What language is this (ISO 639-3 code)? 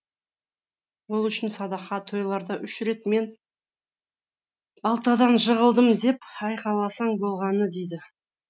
kaz